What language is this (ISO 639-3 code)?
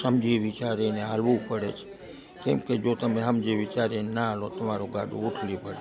guj